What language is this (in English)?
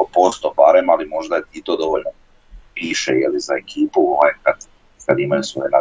Croatian